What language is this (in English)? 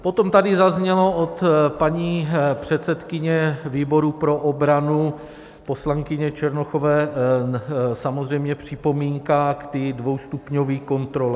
Czech